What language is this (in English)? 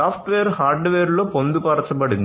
Telugu